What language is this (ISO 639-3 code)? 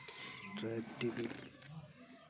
sat